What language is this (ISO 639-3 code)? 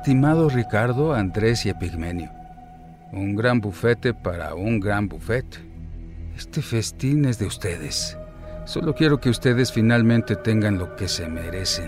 spa